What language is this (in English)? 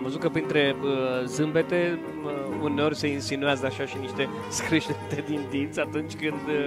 Romanian